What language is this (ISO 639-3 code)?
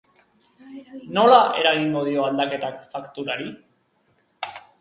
eus